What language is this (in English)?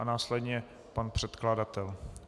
Czech